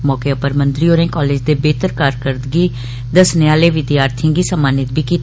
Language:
Dogri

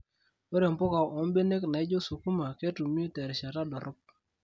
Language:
Masai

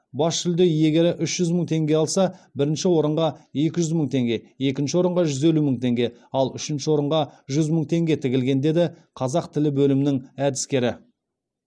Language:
Kazakh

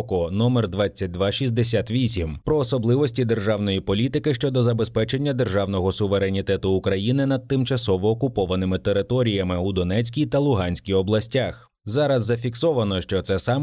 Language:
Ukrainian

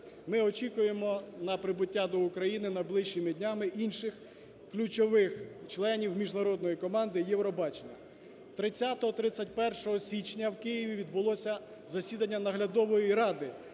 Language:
Ukrainian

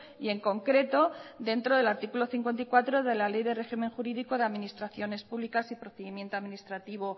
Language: Spanish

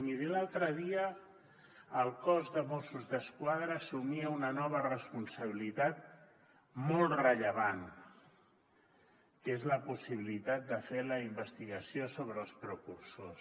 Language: Catalan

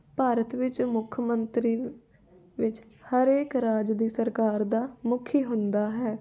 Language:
Punjabi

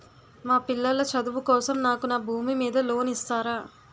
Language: Telugu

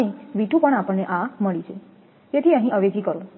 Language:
Gujarati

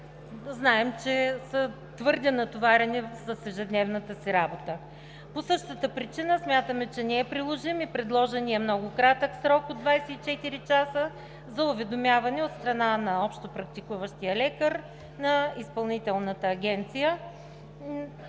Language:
Bulgarian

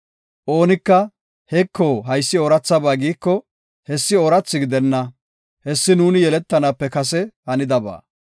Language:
Gofa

